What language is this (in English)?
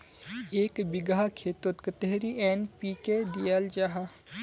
Magahi